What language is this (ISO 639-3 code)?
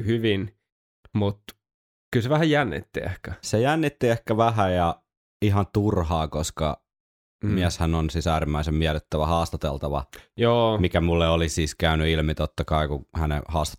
fin